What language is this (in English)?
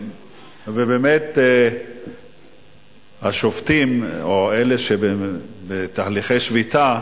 Hebrew